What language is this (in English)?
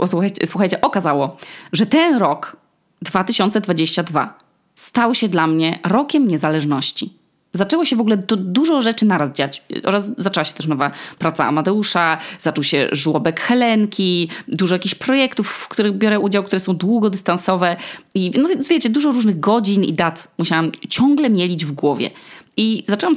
Polish